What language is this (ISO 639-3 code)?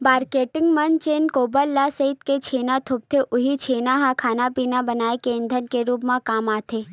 hne